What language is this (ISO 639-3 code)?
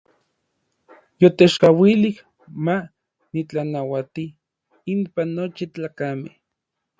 nlv